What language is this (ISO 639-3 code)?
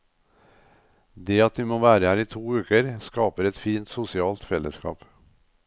nor